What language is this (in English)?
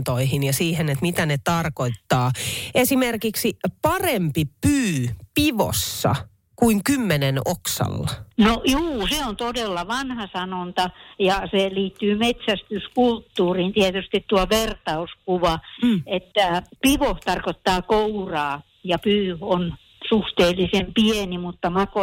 Finnish